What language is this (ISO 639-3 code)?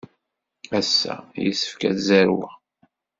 kab